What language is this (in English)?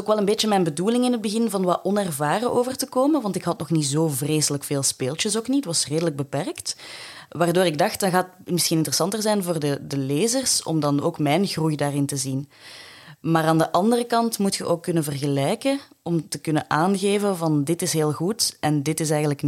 Dutch